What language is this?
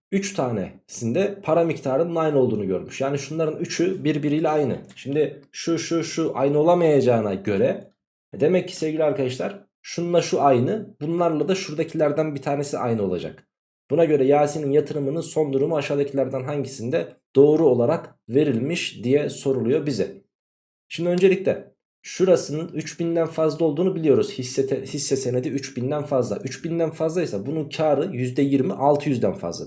Turkish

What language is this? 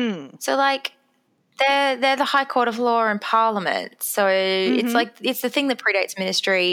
English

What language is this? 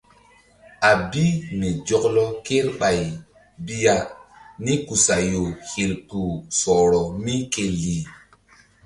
Mbum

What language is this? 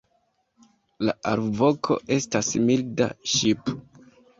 Esperanto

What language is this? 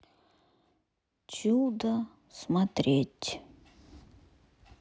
Russian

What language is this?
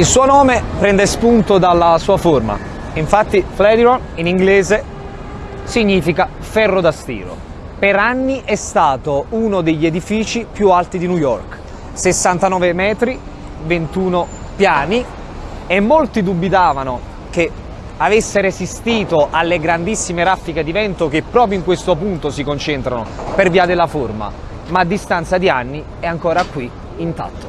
Italian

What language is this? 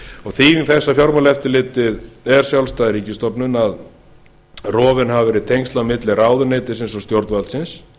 Icelandic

